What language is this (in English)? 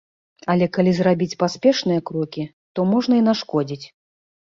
Belarusian